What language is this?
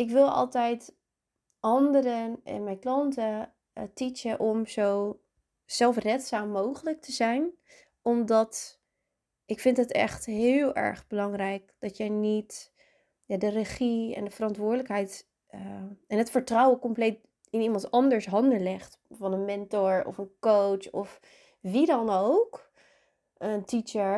Dutch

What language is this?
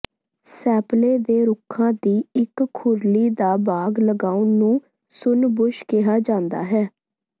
Punjabi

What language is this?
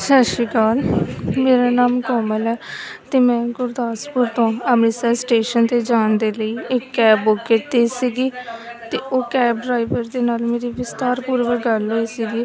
Punjabi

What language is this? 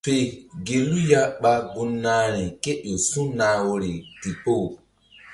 Mbum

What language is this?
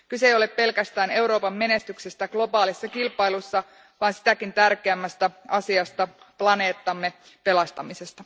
Finnish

